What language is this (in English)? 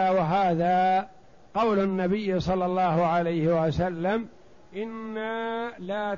Arabic